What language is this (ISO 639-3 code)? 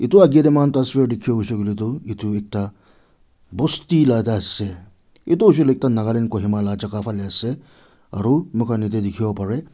nag